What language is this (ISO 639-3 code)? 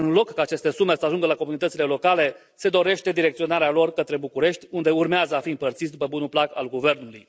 ron